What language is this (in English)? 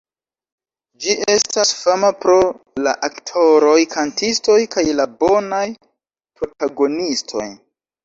Esperanto